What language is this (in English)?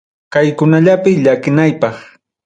Ayacucho Quechua